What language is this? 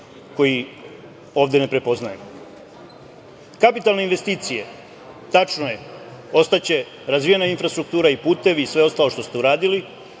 Serbian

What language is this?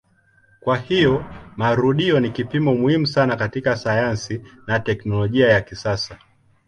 Swahili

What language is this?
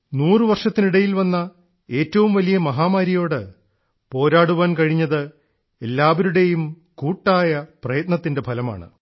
Malayalam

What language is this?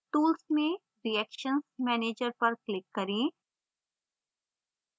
Hindi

